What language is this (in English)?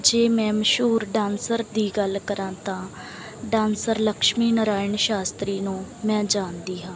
Punjabi